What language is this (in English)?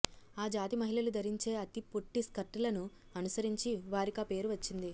Telugu